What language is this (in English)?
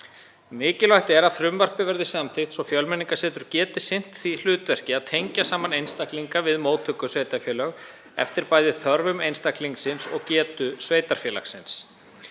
Icelandic